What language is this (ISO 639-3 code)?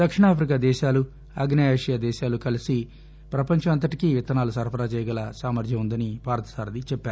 tel